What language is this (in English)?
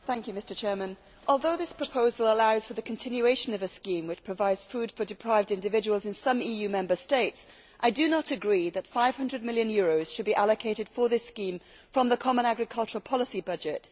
English